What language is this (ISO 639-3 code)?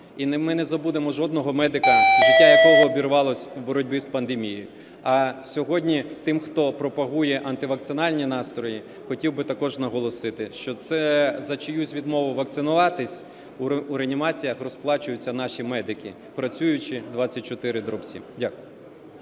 ukr